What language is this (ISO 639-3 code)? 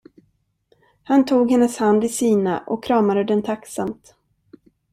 swe